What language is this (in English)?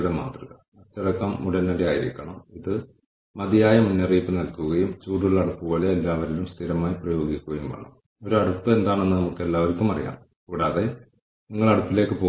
Malayalam